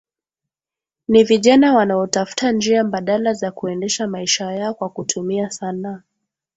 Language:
Swahili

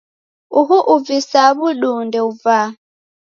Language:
Taita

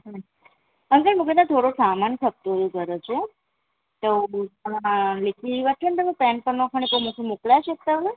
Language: Sindhi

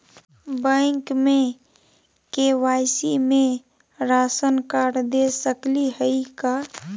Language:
Magahi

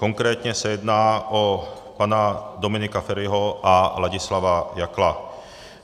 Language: Czech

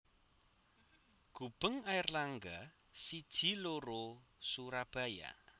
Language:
Javanese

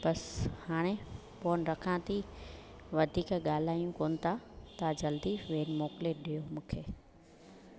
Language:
Sindhi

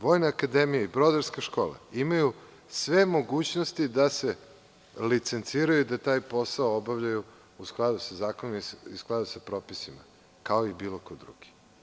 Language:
Serbian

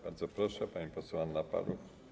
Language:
Polish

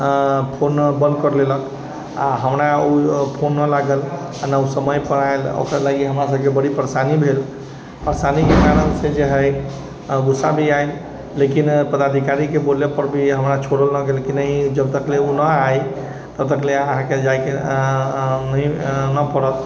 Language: Maithili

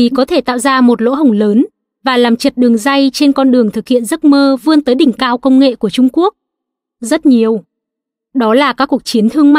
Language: Vietnamese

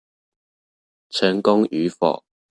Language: Chinese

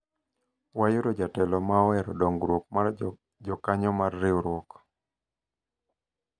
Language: Luo (Kenya and Tanzania)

